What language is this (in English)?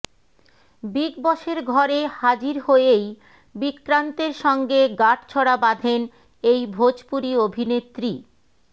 Bangla